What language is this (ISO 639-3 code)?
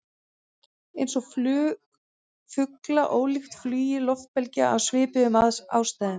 isl